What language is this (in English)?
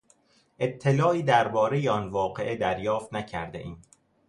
Persian